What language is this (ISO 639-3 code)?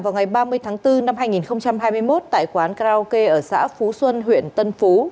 vie